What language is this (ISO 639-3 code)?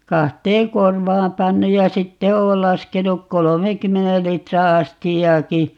fin